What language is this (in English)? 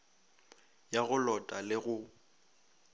Northern Sotho